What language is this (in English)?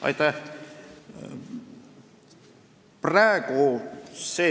Estonian